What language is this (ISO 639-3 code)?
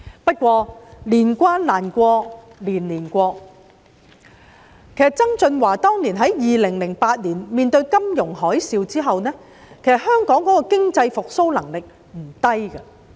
yue